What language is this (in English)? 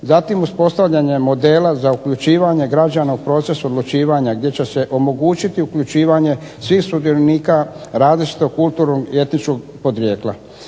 Croatian